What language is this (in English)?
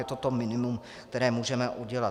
Czech